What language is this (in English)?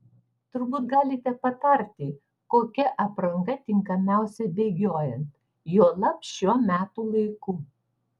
Lithuanian